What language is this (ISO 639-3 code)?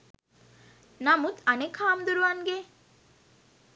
sin